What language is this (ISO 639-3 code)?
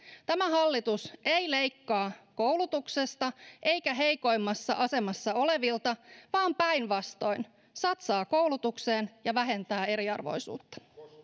fin